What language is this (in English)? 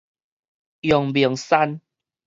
Min Nan Chinese